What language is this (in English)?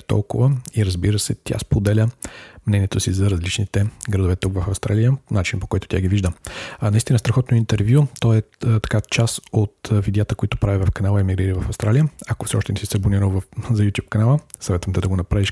Bulgarian